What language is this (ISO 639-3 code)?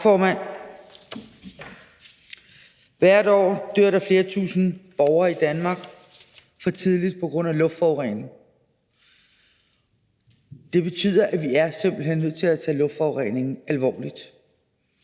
dan